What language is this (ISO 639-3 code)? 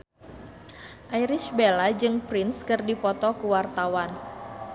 sun